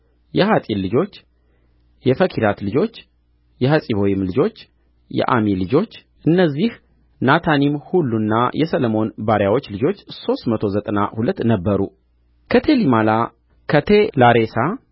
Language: Amharic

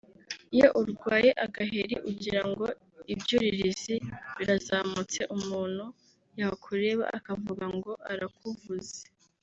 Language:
Kinyarwanda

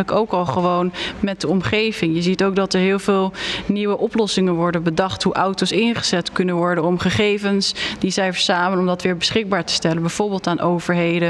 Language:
Dutch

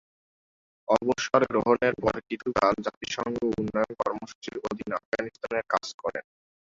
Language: Bangla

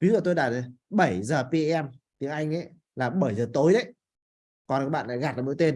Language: Vietnamese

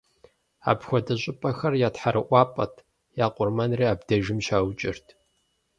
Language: Kabardian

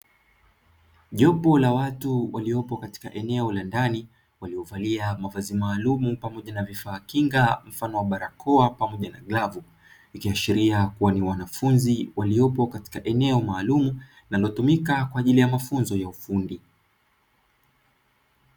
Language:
Swahili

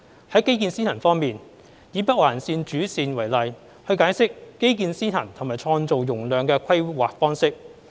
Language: Cantonese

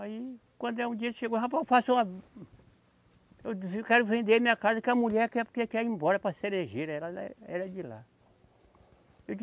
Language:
Portuguese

